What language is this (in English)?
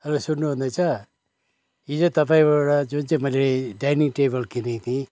Nepali